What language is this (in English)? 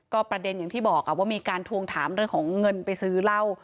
Thai